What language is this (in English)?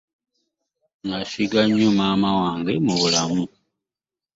Ganda